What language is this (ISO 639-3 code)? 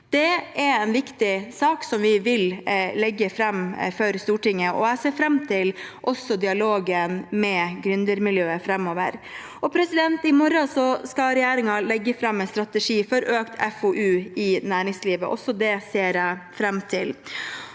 nor